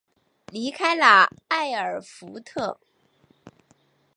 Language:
Chinese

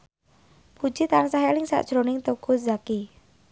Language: Javanese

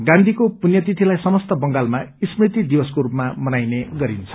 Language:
Nepali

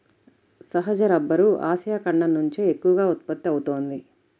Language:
Telugu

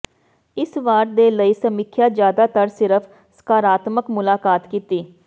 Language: Punjabi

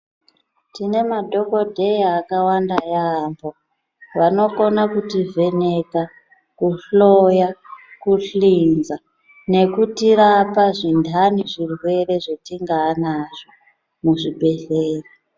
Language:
Ndau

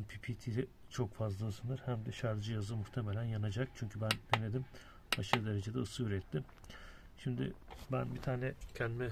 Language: Turkish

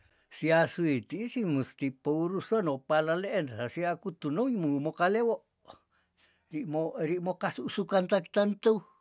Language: Tondano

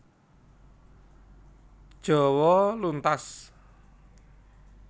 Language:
Javanese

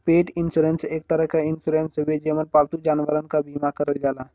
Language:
Bhojpuri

